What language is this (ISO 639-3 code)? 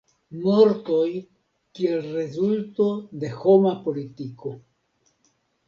epo